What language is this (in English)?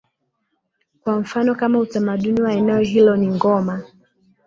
Swahili